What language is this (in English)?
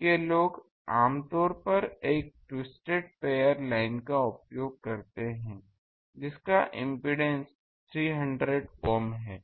Hindi